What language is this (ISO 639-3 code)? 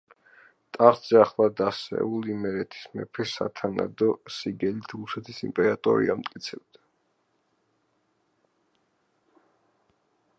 kat